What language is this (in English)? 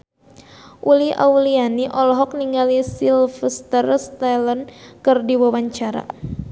Sundanese